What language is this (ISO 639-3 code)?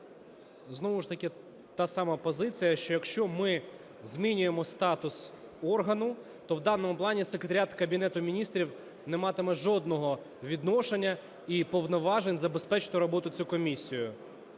ukr